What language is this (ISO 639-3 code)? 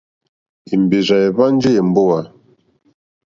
bri